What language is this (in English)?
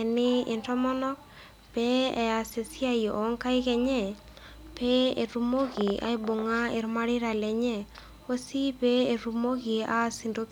Masai